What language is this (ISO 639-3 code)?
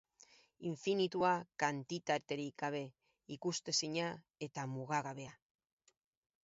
eus